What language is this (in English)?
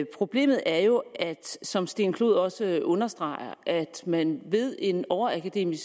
Danish